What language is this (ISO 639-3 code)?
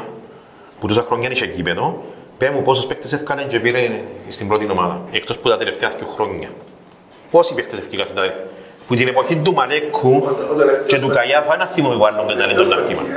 ell